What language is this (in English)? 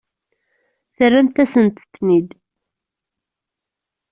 Kabyle